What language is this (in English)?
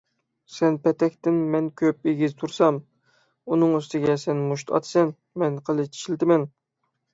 Uyghur